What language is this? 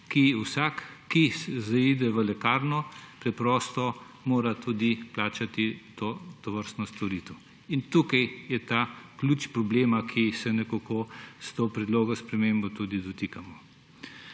Slovenian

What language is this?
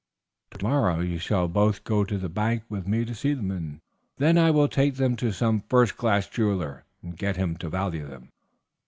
English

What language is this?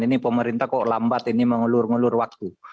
Indonesian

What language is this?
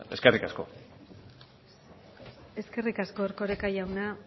Basque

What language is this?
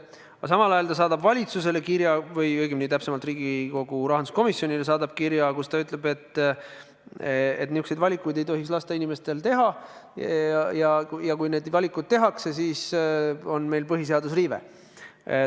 Estonian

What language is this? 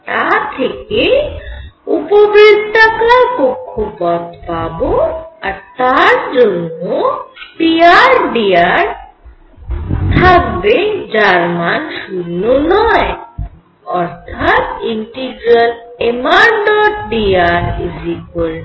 Bangla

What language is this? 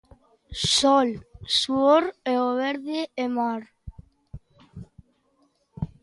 Galician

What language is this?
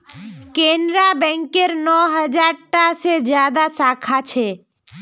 Magahi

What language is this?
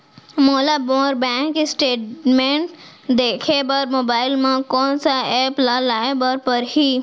Chhattisgarhi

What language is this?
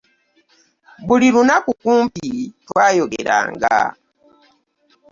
Ganda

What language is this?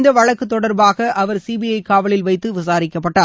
Tamil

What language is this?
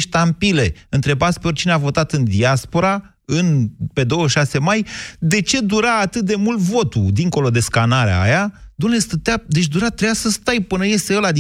Romanian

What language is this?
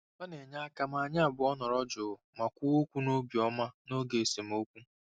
Igbo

